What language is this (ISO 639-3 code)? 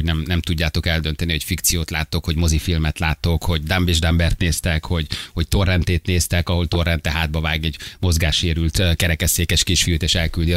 hun